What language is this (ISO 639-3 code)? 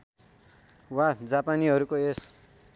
nep